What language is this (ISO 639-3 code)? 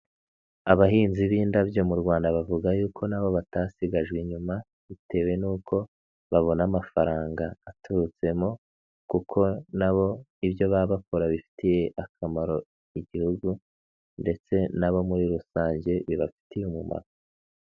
kin